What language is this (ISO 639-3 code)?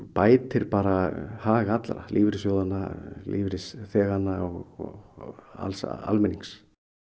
isl